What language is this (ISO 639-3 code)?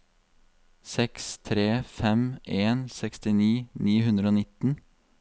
nor